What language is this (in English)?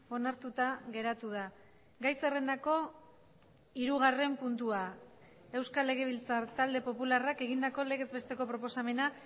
Basque